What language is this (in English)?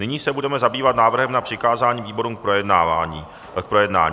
Czech